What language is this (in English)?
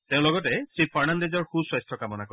Assamese